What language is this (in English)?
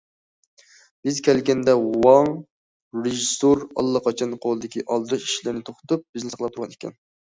Uyghur